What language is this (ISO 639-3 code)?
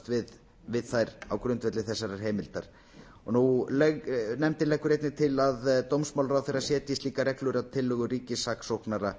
isl